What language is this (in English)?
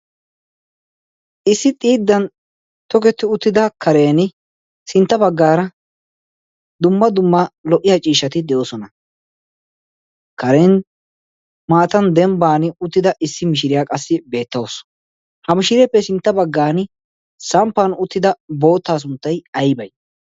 Wolaytta